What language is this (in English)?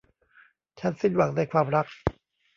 Thai